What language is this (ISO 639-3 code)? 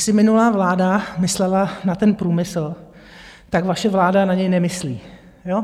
ces